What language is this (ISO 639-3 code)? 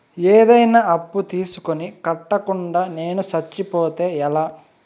tel